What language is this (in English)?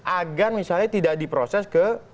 Indonesian